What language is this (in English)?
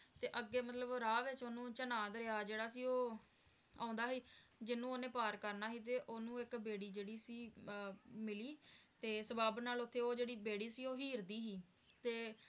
Punjabi